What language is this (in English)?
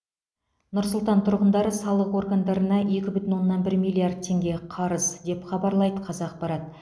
Kazakh